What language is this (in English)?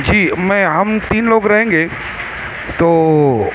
Urdu